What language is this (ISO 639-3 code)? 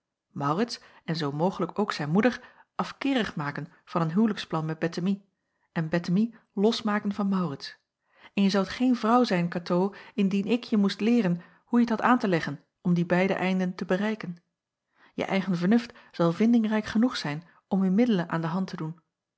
nld